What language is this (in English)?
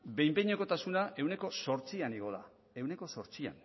Basque